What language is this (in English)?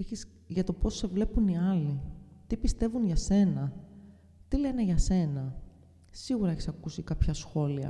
Greek